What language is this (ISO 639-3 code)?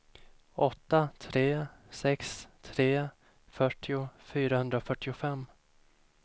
swe